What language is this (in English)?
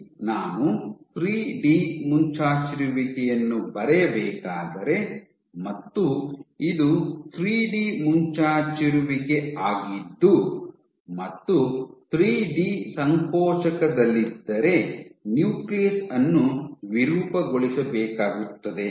Kannada